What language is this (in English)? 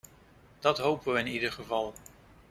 Dutch